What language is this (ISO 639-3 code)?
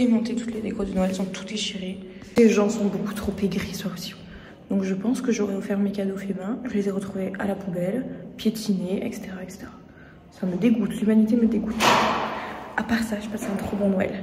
fra